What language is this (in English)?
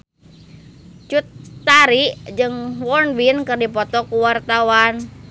Sundanese